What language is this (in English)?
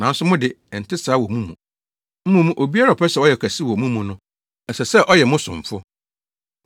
Akan